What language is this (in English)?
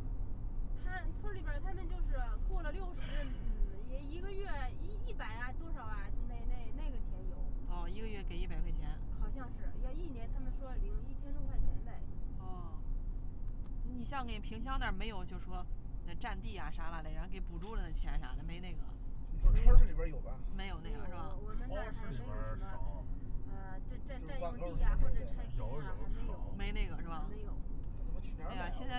Chinese